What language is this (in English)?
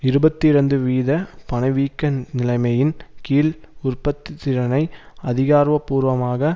Tamil